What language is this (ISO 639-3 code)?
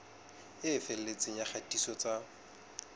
sot